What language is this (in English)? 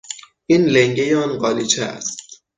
Persian